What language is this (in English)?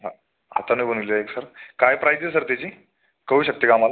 Marathi